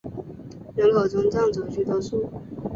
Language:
Chinese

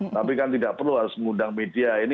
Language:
Indonesian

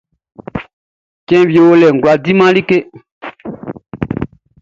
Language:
Baoulé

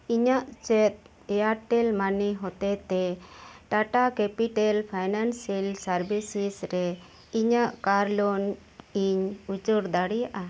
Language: Santali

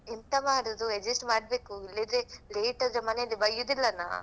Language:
Kannada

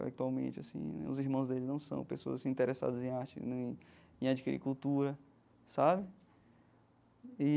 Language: Portuguese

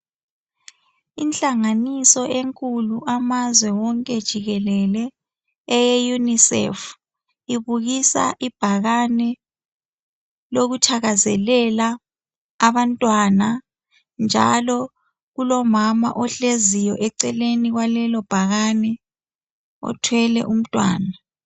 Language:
North Ndebele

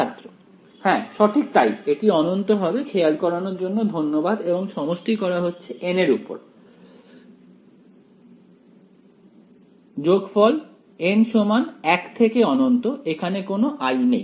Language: Bangla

